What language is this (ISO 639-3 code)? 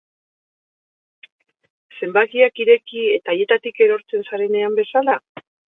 eus